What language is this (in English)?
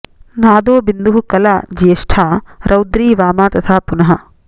Sanskrit